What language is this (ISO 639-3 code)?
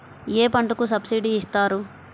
tel